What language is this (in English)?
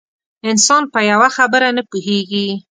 Pashto